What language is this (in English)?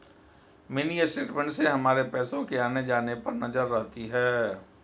Hindi